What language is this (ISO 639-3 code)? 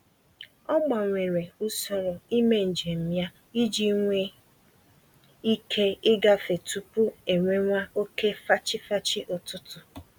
ibo